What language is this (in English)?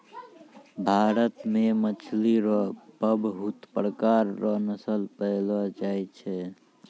Maithili